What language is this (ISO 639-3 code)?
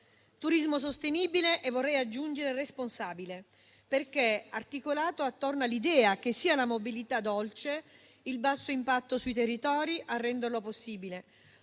ita